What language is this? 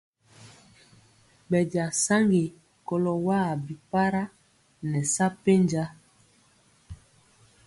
Mpiemo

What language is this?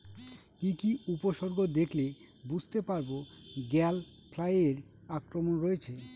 Bangla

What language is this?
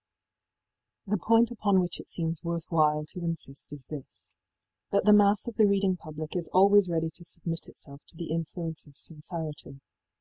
English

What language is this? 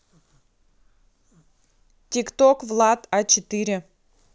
Russian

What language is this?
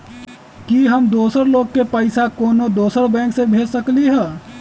Magahi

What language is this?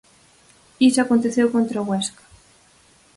Galician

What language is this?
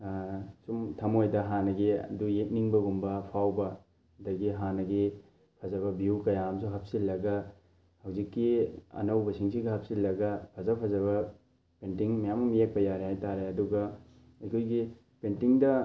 Manipuri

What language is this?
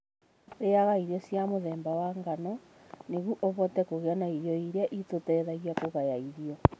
Kikuyu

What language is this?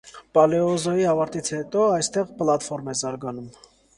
Armenian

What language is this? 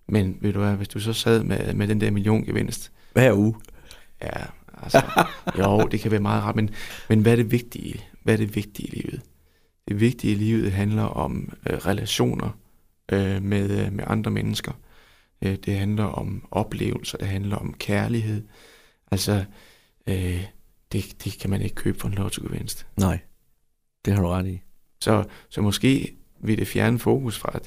Danish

